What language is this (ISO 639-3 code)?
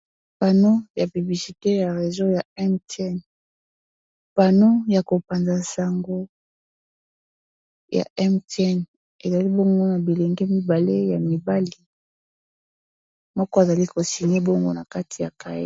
lin